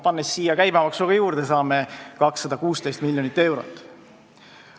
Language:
Estonian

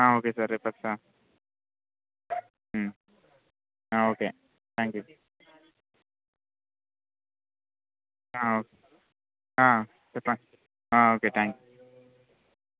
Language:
Telugu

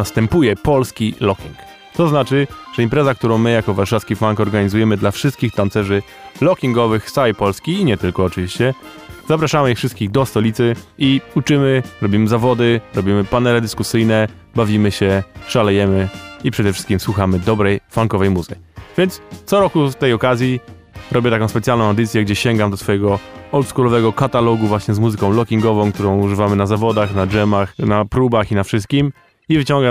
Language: Polish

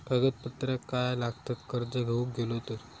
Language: Marathi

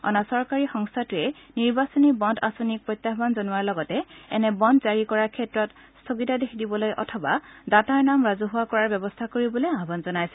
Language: Assamese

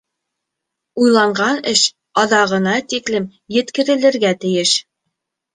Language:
Bashkir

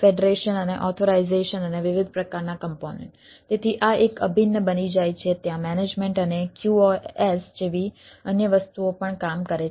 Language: Gujarati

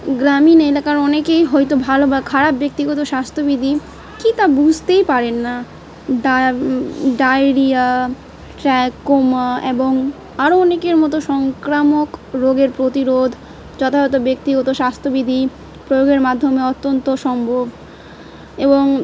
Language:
Bangla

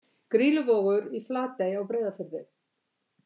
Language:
Icelandic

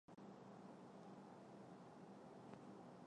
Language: Chinese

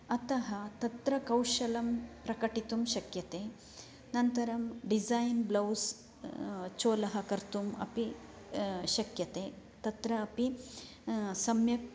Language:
Sanskrit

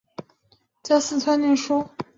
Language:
Chinese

